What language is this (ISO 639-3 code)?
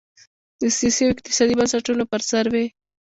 pus